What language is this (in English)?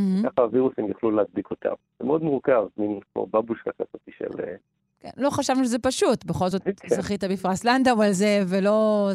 Hebrew